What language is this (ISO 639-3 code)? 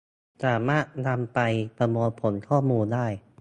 tha